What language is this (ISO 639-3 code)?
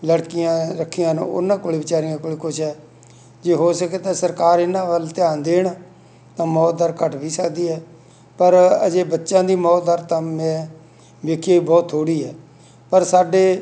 pan